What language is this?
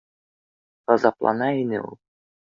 Bashkir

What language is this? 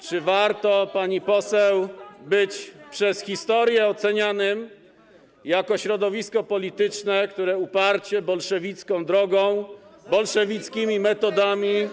Polish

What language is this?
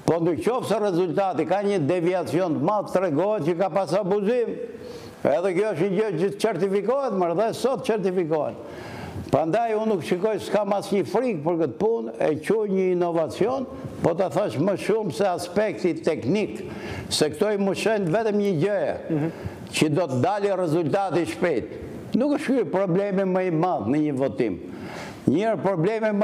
Romanian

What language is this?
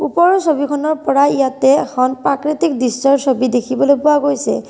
Assamese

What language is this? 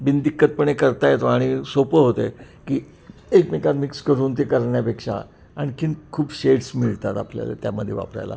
Marathi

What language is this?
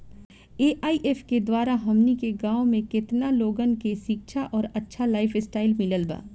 Bhojpuri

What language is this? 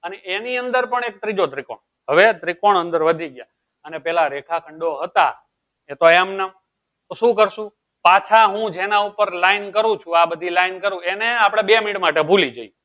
Gujarati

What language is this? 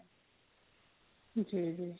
Punjabi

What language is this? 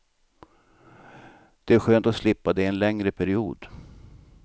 Swedish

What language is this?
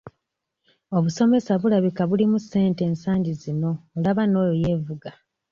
Ganda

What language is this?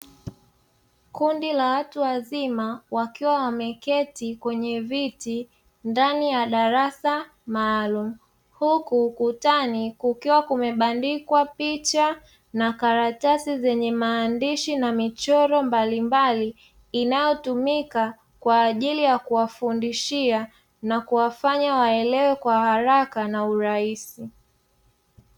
Swahili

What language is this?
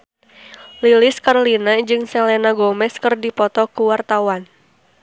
Sundanese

